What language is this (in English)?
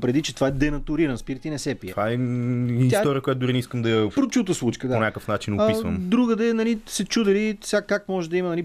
Bulgarian